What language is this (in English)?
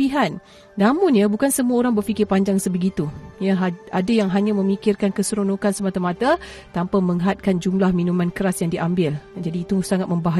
Malay